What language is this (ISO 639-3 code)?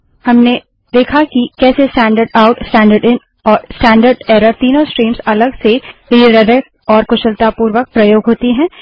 hin